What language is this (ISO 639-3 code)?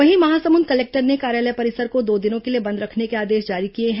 hin